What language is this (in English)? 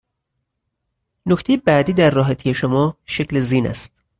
Persian